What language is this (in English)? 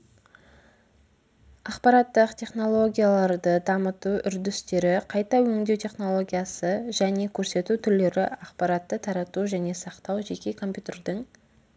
Kazakh